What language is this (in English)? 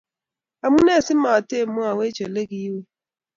Kalenjin